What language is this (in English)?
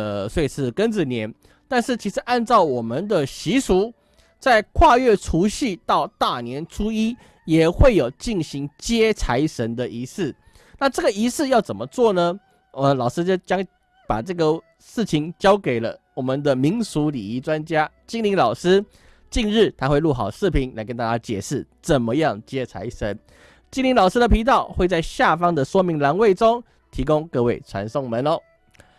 Chinese